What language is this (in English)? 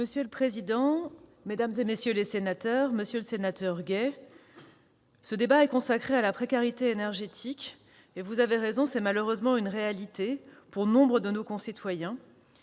French